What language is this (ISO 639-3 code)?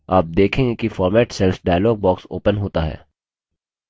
hin